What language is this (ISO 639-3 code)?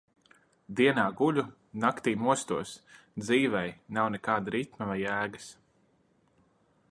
lav